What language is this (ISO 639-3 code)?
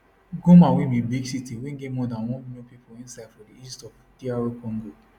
pcm